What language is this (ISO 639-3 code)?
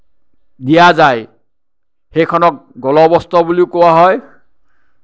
asm